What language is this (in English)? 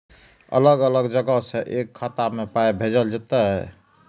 Maithili